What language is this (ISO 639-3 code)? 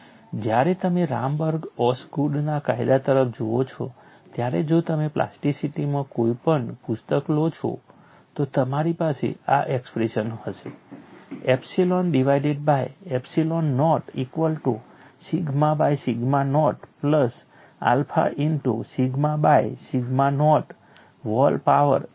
guj